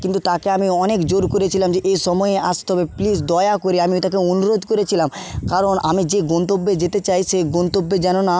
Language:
Bangla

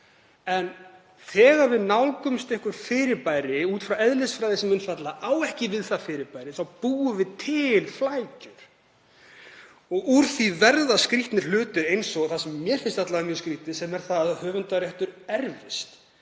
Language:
Icelandic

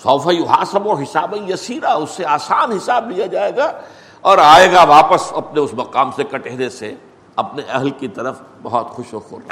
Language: Urdu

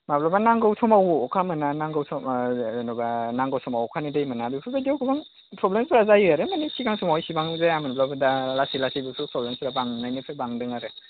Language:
Bodo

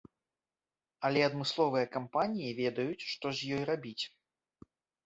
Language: Belarusian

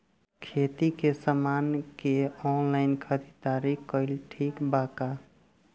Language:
Bhojpuri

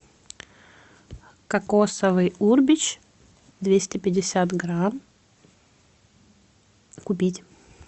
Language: Russian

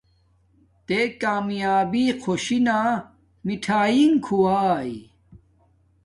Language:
Domaaki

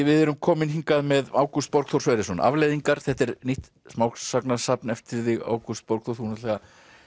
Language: Icelandic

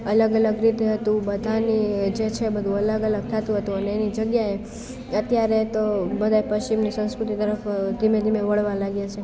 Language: Gujarati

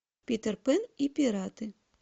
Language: Russian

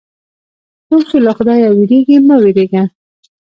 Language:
Pashto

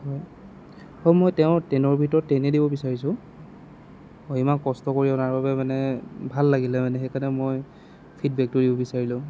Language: Assamese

